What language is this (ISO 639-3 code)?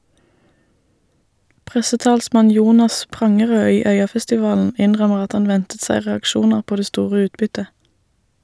nor